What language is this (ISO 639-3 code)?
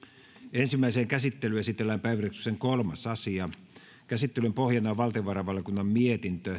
fin